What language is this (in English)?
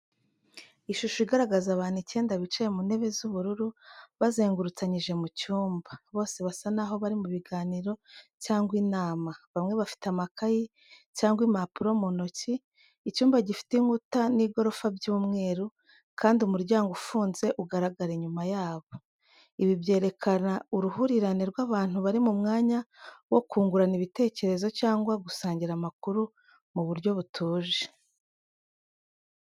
Kinyarwanda